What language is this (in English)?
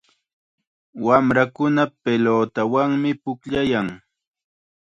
Chiquián Ancash Quechua